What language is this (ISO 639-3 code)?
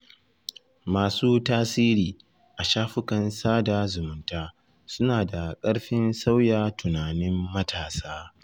hau